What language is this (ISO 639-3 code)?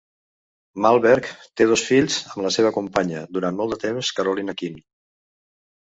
cat